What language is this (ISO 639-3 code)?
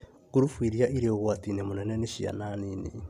kik